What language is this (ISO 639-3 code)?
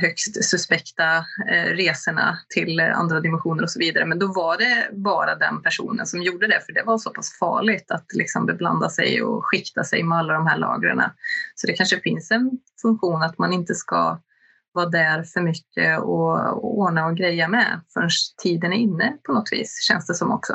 swe